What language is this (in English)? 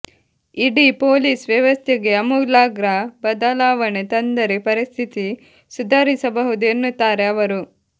Kannada